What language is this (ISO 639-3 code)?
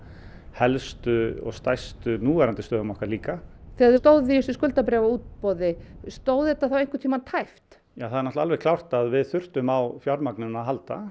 isl